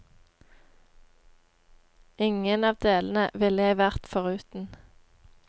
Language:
Norwegian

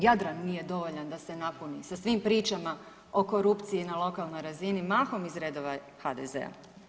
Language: Croatian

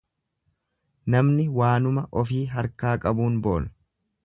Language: Oromo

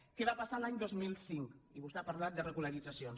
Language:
Catalan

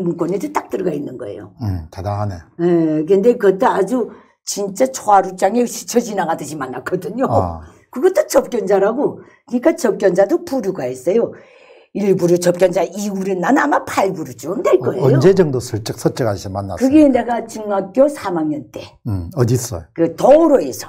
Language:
Korean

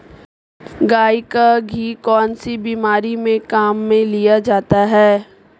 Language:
Hindi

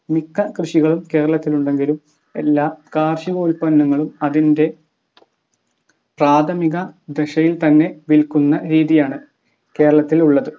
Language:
Malayalam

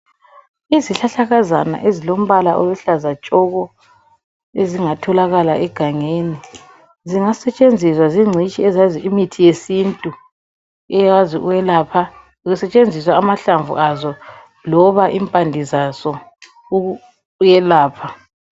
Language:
North Ndebele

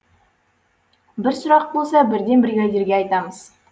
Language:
Kazakh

